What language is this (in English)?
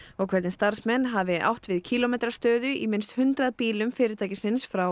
Icelandic